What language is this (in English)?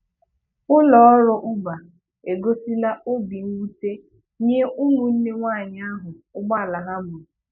Igbo